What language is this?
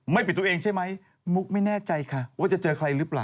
Thai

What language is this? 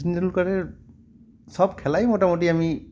Bangla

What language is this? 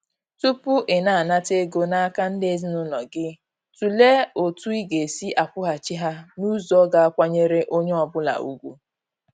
Igbo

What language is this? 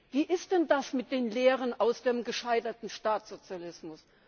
German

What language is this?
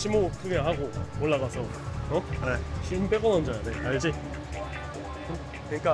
Korean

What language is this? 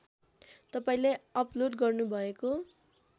Nepali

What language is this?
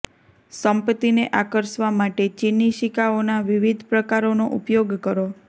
Gujarati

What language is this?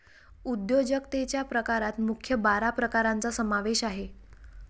Marathi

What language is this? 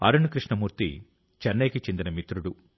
Telugu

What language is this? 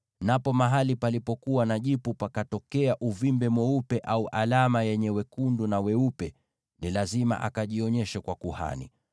Swahili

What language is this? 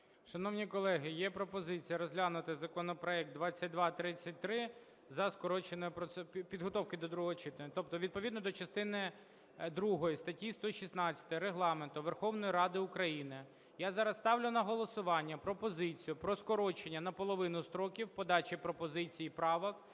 Ukrainian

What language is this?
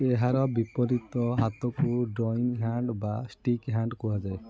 Odia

